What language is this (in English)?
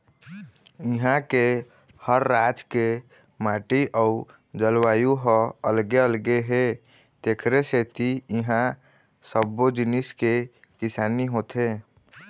Chhattisgarhi